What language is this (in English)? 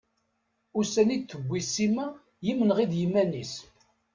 Kabyle